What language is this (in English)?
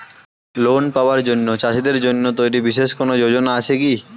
Bangla